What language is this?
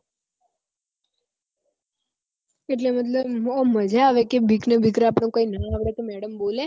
Gujarati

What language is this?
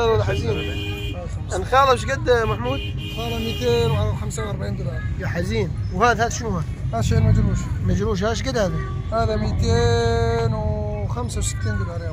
Arabic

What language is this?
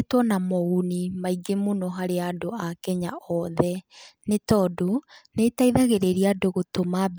Kikuyu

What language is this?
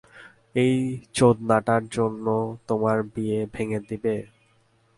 Bangla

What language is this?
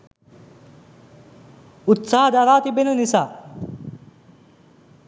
Sinhala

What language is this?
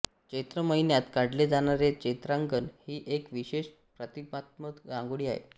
Marathi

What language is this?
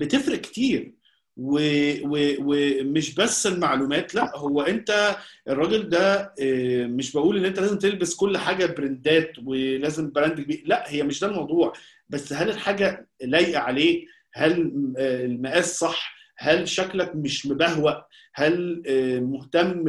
Arabic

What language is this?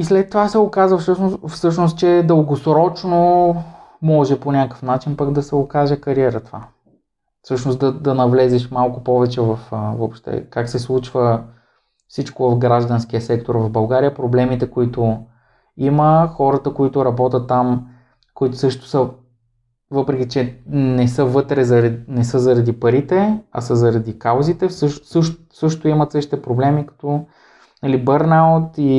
Bulgarian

